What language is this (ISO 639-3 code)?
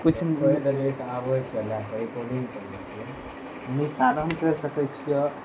mai